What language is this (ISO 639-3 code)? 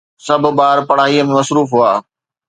snd